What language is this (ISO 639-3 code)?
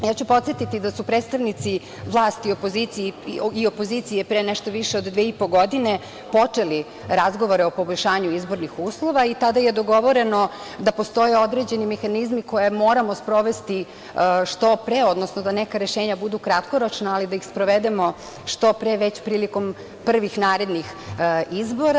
srp